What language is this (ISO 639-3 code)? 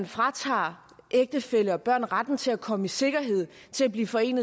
dan